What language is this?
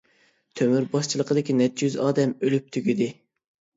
Uyghur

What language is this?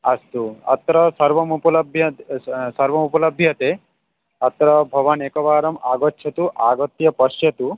Sanskrit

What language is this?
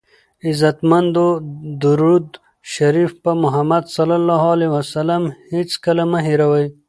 Pashto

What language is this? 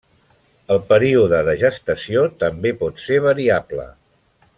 Catalan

